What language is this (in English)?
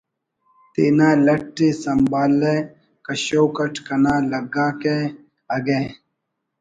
Brahui